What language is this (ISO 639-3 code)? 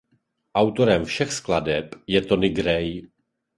ces